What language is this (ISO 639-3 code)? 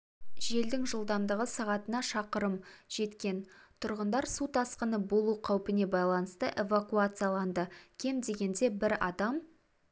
kaz